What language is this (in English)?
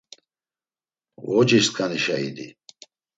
Laz